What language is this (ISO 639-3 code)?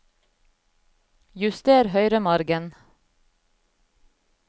nor